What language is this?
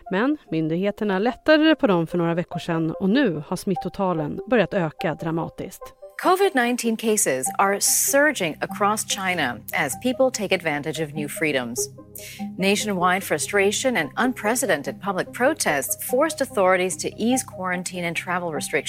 Swedish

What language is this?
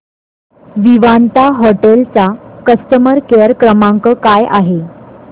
Marathi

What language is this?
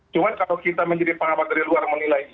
Indonesian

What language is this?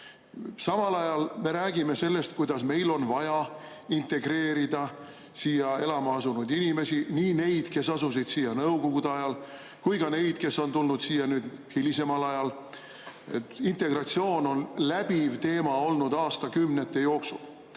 Estonian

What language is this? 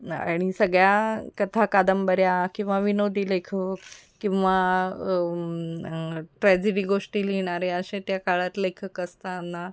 Marathi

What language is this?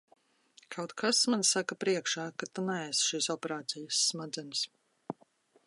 Latvian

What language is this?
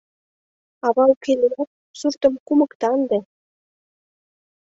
Mari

